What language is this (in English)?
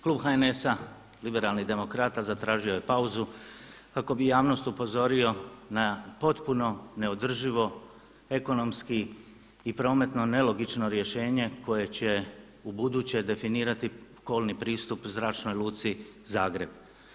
Croatian